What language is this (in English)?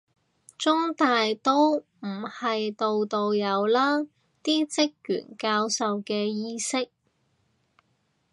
Cantonese